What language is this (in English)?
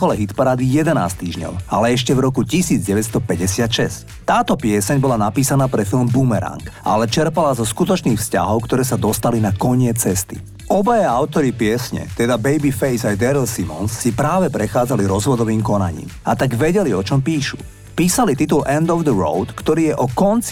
Slovak